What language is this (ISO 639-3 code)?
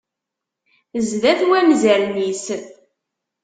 kab